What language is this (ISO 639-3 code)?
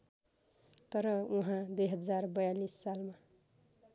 nep